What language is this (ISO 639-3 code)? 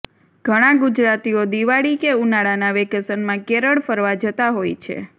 guj